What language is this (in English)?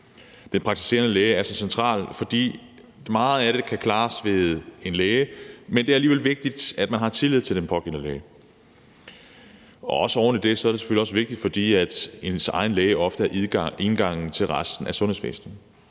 Danish